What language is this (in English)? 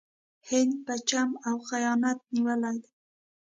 Pashto